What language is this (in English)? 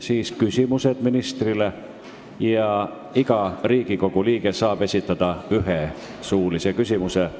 Estonian